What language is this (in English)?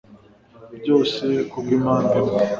Kinyarwanda